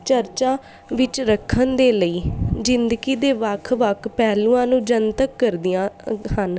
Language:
Punjabi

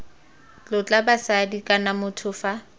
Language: Tswana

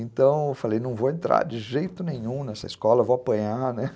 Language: Portuguese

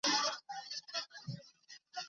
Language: Chinese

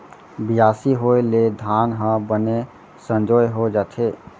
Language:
Chhattisgarhi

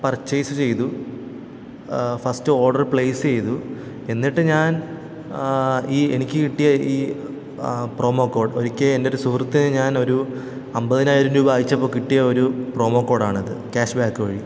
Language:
Malayalam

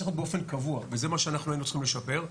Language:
Hebrew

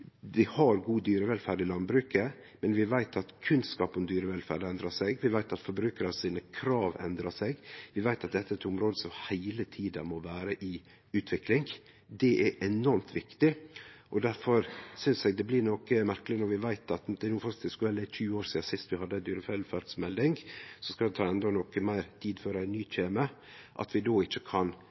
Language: Norwegian Nynorsk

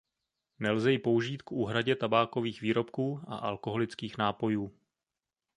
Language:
Czech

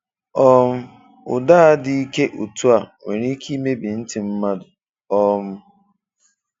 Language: Igbo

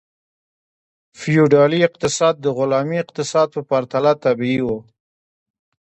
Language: Pashto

